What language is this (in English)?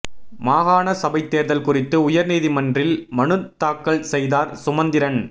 Tamil